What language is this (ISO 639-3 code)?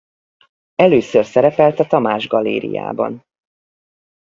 hun